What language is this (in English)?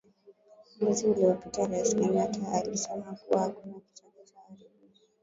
Swahili